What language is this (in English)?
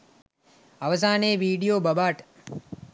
Sinhala